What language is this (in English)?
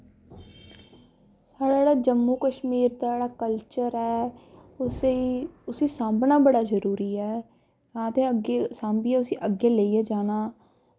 Dogri